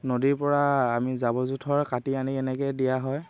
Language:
Assamese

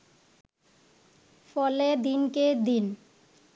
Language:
Bangla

